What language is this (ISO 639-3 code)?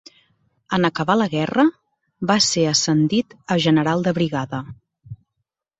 cat